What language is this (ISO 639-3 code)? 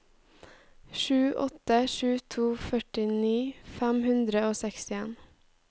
nor